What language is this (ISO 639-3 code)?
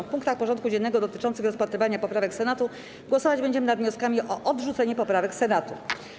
pol